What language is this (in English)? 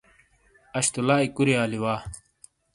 Shina